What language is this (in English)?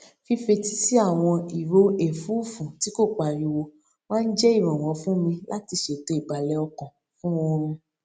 Yoruba